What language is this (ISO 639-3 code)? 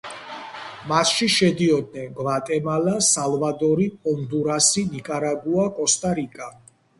kat